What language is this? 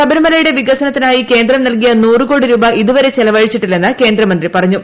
Malayalam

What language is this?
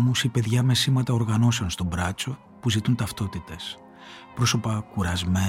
Greek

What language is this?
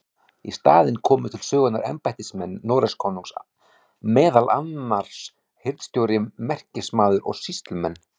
Icelandic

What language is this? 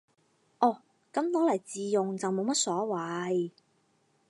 Cantonese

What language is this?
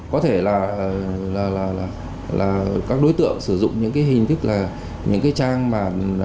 Vietnamese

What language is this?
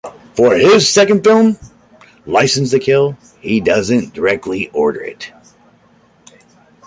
English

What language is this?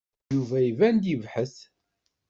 Kabyle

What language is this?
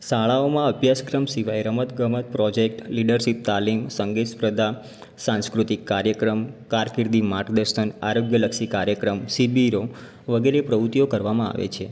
Gujarati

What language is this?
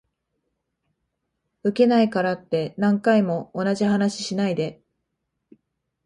Japanese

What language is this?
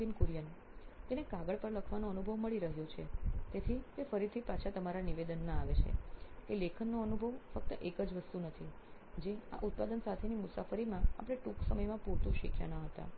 Gujarati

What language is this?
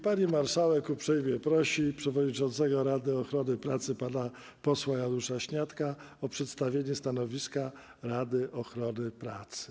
Polish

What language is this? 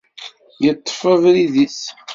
Kabyle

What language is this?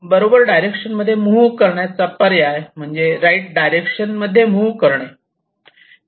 Marathi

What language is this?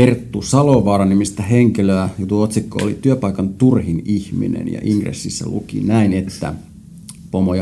Finnish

